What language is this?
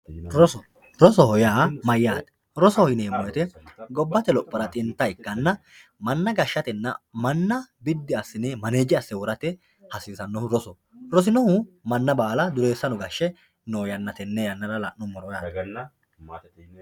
Sidamo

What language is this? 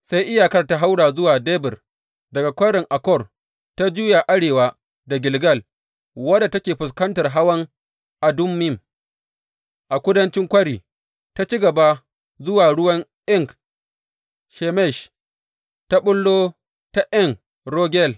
Hausa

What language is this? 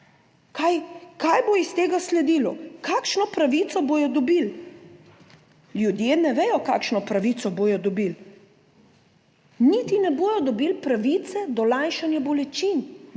Slovenian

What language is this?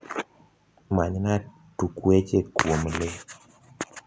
Luo (Kenya and Tanzania)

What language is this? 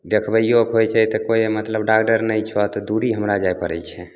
Maithili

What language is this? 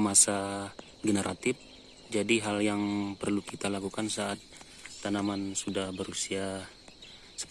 Indonesian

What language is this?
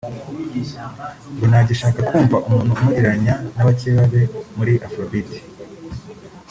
Kinyarwanda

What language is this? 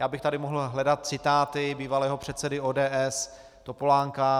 Czech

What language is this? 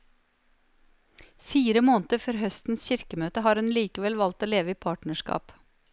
Norwegian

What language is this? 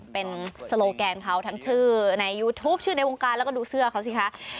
Thai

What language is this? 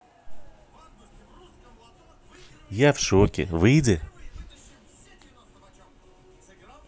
Russian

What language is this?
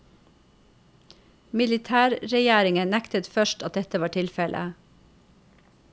Norwegian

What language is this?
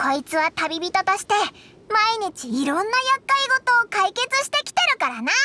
Japanese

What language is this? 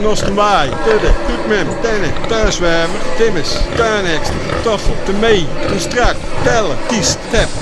Dutch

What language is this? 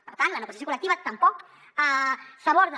Catalan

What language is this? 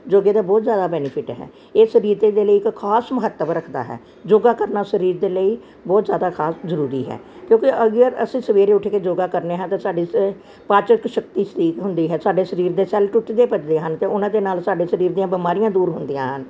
Punjabi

